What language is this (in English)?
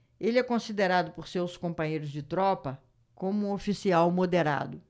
Portuguese